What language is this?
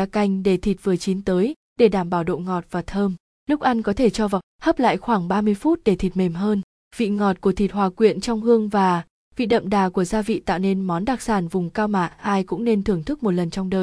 Vietnamese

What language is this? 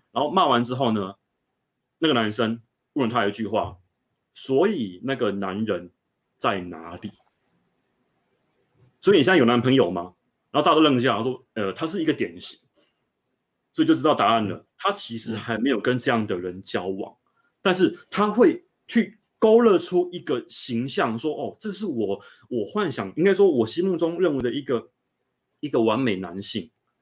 Chinese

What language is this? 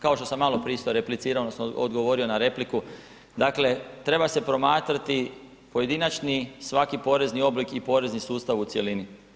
Croatian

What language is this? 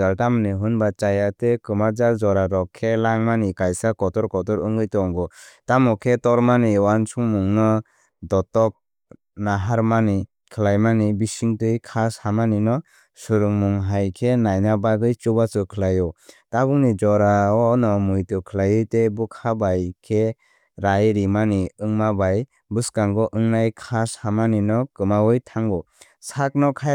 Kok Borok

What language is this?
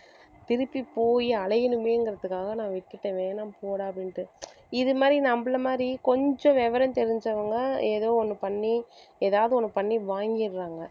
Tamil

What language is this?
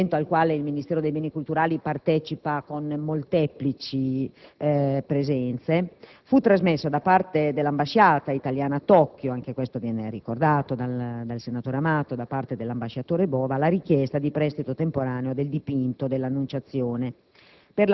Italian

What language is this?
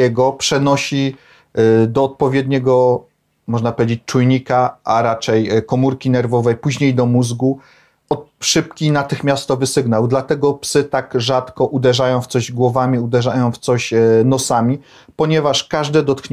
Polish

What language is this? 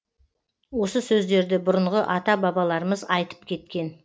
Kazakh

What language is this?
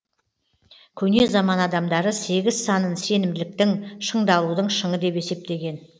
Kazakh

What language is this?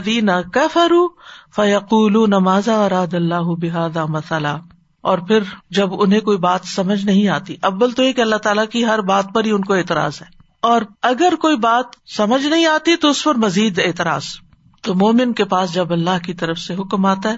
Urdu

